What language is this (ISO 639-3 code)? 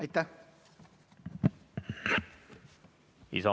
est